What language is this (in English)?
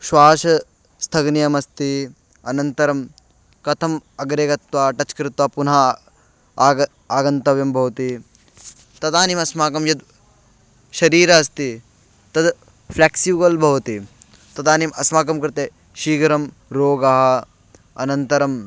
Sanskrit